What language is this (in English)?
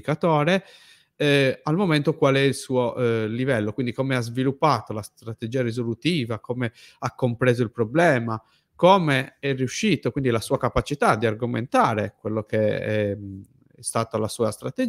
Italian